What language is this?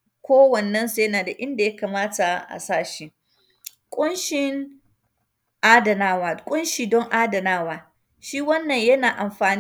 Hausa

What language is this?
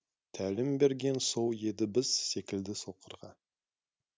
Kazakh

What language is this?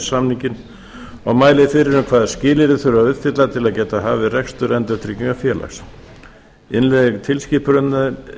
Icelandic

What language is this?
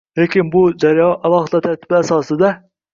Uzbek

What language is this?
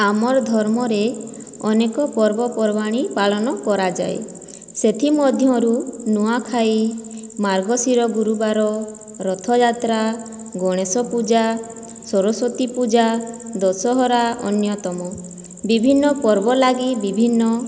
Odia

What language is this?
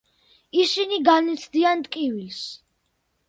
Georgian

